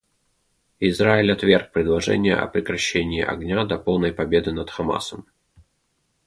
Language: Russian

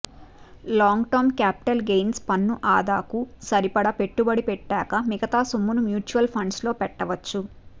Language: Telugu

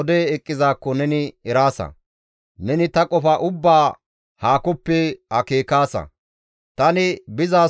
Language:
Gamo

